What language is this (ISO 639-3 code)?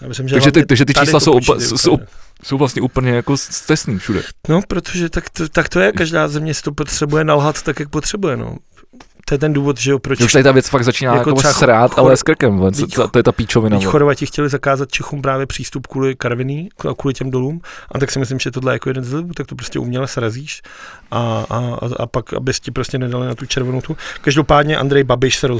ces